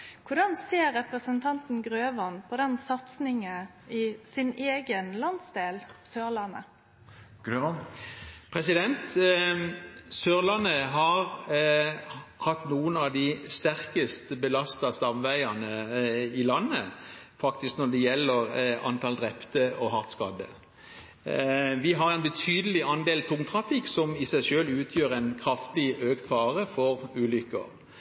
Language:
Norwegian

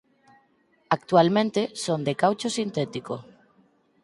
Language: Galician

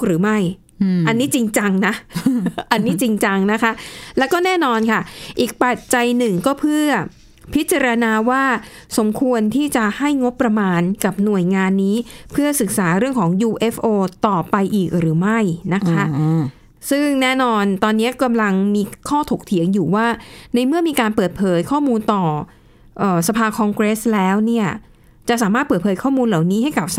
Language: Thai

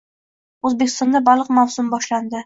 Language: Uzbek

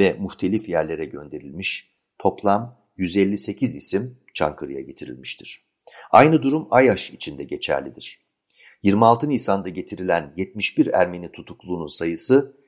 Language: Turkish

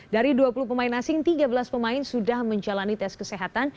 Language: Indonesian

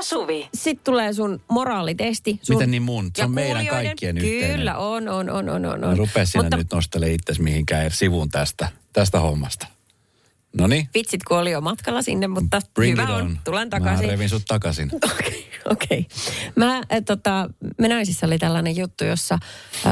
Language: Finnish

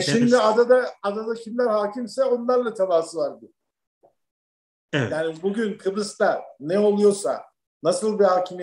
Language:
Turkish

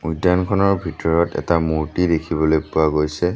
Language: Assamese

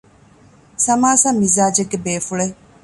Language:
Divehi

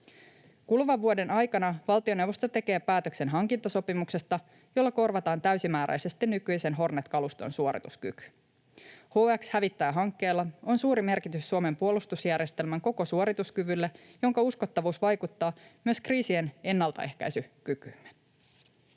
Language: Finnish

